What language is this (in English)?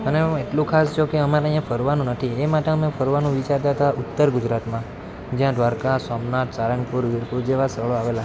Gujarati